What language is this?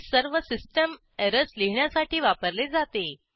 Marathi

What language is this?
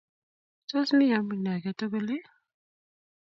Kalenjin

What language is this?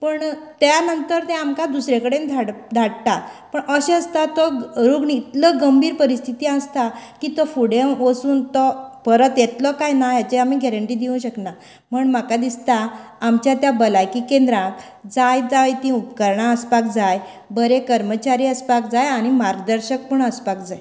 Konkani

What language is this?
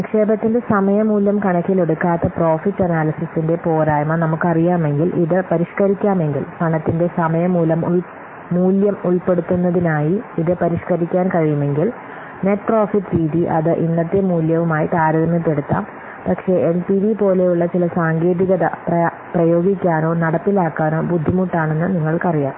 Malayalam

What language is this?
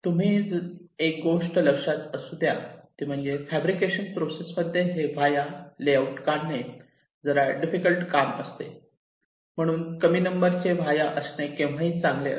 Marathi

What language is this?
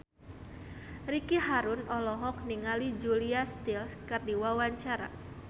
Sundanese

